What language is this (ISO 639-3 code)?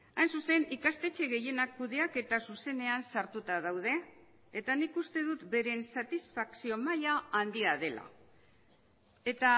eus